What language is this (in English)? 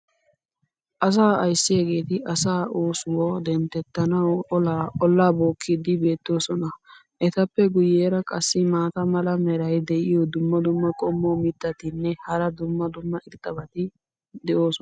Wolaytta